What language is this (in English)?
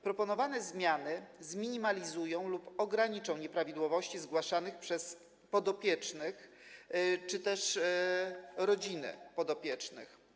Polish